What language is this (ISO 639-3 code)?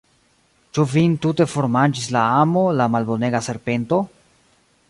epo